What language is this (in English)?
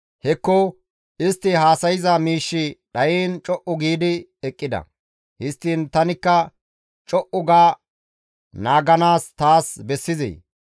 Gamo